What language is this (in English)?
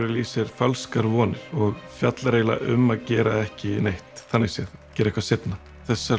Icelandic